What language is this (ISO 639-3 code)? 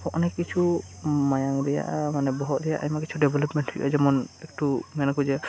sat